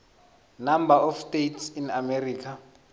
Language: South Ndebele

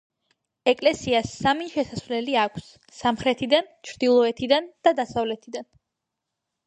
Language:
Georgian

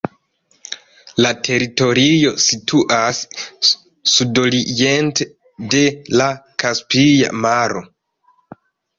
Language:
Esperanto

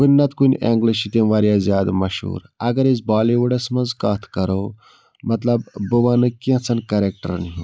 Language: Kashmiri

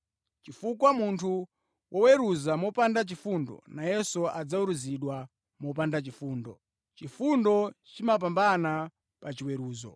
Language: Nyanja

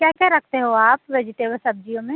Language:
Hindi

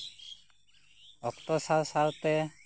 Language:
Santali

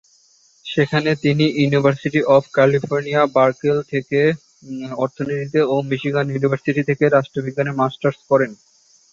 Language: Bangla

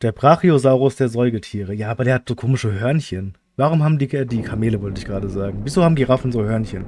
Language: German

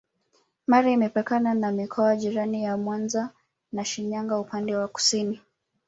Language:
Swahili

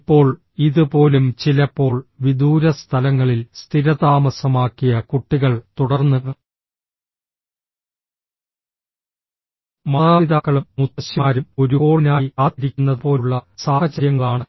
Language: Malayalam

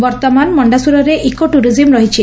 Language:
Odia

